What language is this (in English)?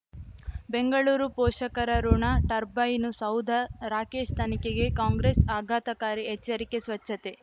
Kannada